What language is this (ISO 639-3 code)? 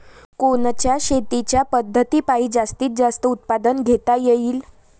mar